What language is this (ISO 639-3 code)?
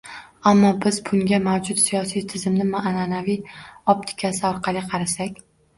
uzb